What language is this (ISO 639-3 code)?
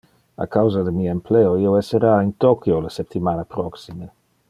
ina